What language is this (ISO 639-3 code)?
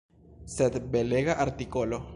epo